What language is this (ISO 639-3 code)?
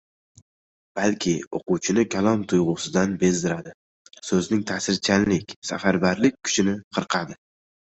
uzb